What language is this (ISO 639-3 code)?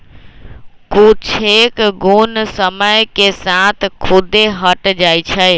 mag